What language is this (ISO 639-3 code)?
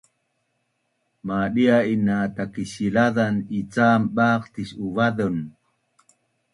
bnn